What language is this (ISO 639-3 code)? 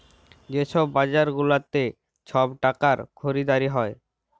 ben